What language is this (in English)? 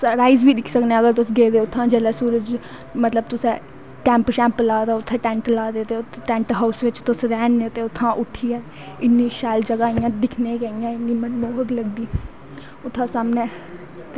Dogri